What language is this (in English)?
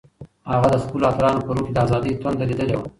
Pashto